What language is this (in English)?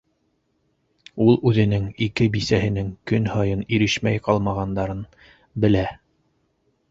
Bashkir